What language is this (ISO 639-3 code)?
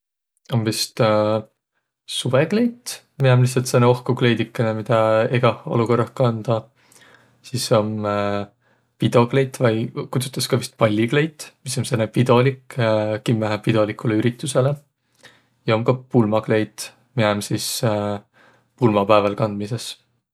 vro